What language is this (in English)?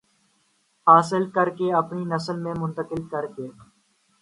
Urdu